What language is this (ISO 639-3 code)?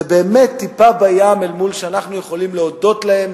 heb